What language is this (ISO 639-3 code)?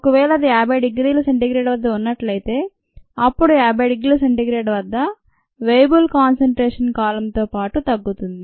tel